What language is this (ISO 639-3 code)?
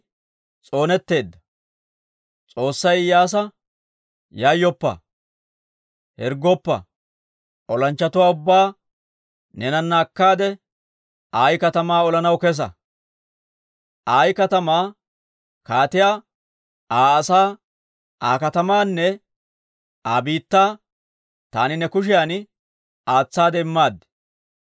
dwr